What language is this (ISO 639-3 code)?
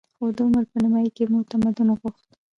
pus